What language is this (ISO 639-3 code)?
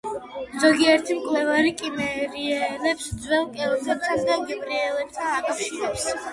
kat